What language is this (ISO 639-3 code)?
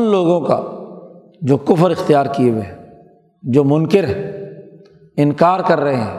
urd